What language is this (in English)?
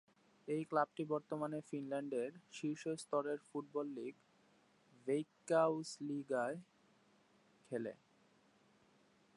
Bangla